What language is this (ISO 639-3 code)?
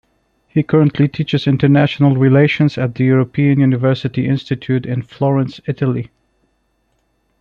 eng